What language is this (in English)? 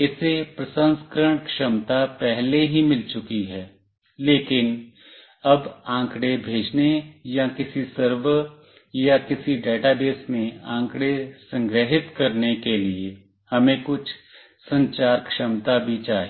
Hindi